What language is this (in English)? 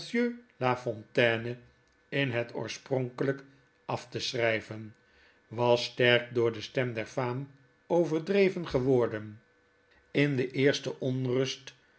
Dutch